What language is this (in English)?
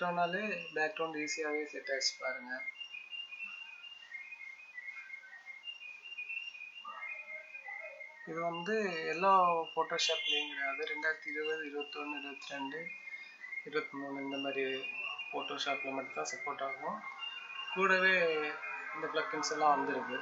Tamil